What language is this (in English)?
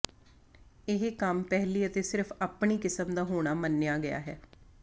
Punjabi